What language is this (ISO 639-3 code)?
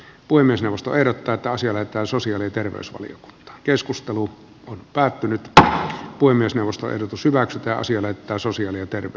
fin